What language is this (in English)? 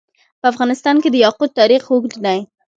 Pashto